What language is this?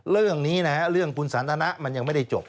Thai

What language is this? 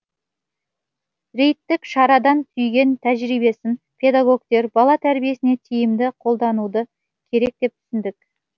Kazakh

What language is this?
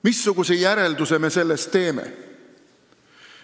Estonian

